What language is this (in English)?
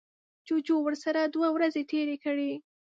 Pashto